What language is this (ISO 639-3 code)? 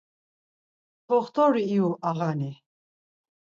lzz